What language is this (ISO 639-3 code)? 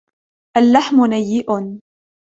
ara